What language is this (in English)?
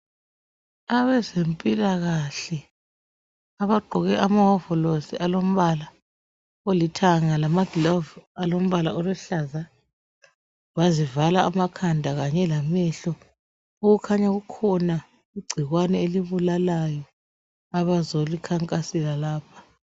North Ndebele